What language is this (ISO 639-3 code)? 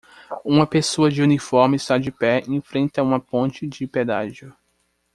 por